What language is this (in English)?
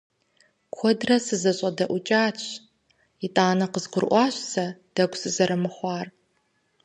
Kabardian